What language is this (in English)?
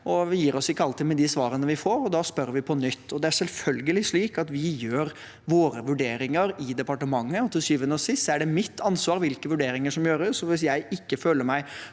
Norwegian